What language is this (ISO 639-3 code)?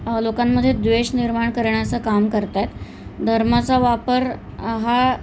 mar